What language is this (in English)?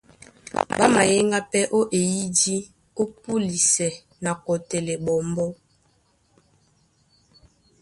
Duala